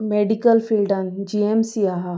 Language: Konkani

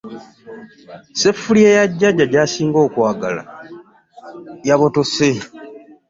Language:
Ganda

